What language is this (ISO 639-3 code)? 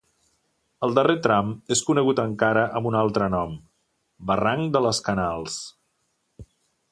cat